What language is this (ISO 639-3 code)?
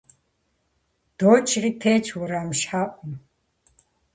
kbd